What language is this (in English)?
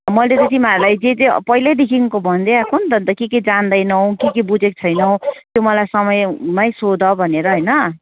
Nepali